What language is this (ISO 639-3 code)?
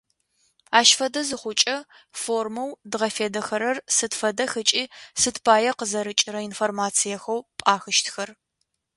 ady